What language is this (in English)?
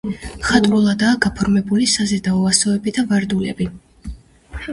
Georgian